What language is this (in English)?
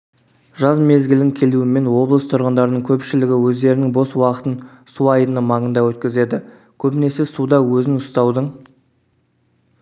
Kazakh